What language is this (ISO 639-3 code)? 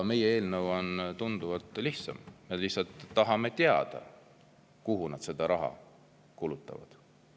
est